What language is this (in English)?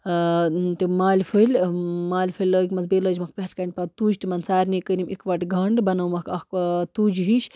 Kashmiri